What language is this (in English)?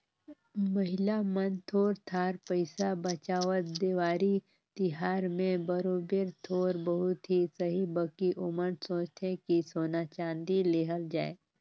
Chhattisgarhi